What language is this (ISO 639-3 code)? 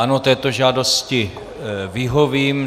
ces